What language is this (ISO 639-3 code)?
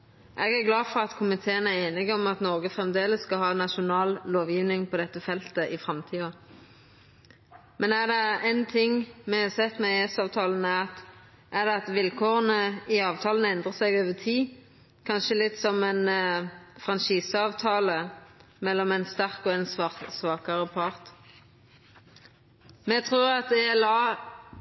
nno